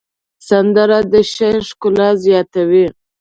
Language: Pashto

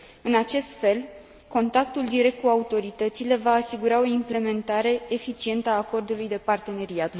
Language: Romanian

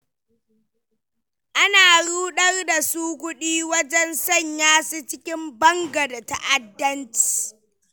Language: Hausa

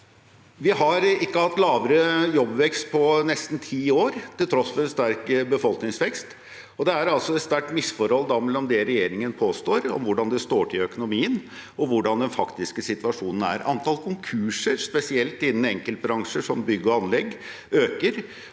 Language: Norwegian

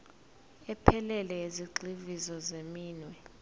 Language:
Zulu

